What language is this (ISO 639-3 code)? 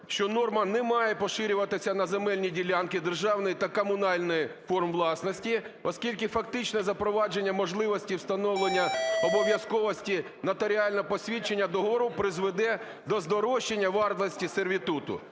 ukr